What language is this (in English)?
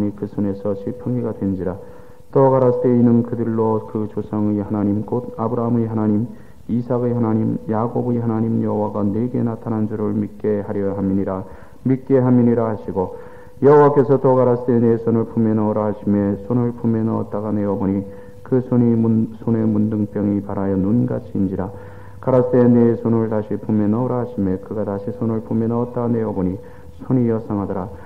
Korean